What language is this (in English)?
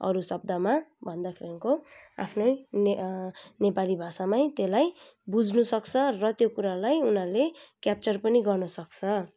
Nepali